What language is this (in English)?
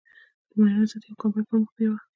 Pashto